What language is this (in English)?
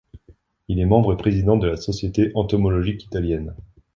French